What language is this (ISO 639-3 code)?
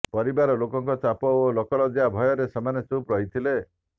ori